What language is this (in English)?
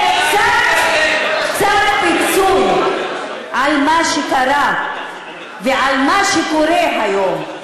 Hebrew